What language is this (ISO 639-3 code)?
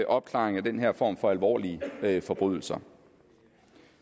dan